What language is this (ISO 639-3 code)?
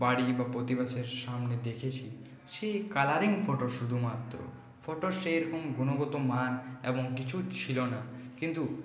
ben